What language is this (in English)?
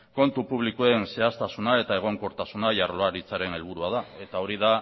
Basque